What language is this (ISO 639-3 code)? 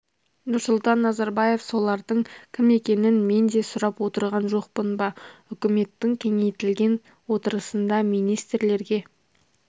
kaz